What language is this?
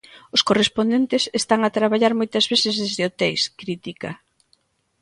Galician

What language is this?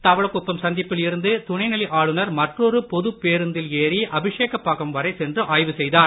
Tamil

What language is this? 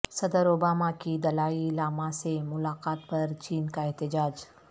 Urdu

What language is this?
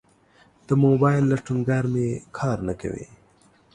Pashto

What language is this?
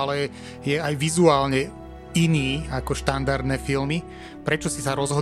Slovak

